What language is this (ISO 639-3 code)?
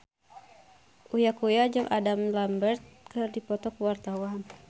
sun